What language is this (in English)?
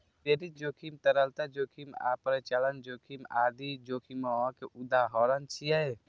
Maithili